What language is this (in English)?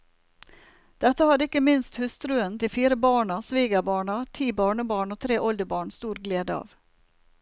Norwegian